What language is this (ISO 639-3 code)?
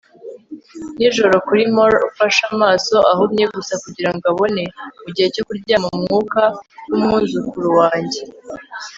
kin